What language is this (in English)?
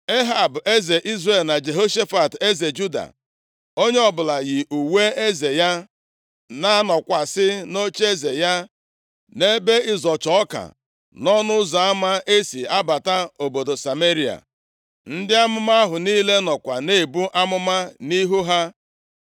Igbo